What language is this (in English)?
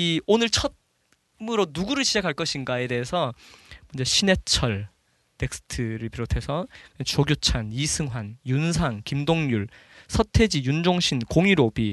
Korean